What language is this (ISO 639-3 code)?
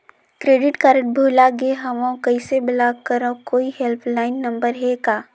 hne